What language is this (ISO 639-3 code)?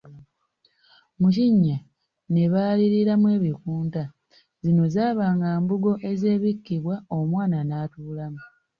lug